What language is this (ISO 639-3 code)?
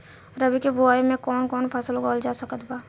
bho